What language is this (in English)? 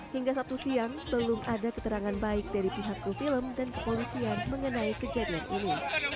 Indonesian